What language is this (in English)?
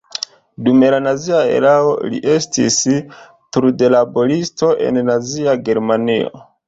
Esperanto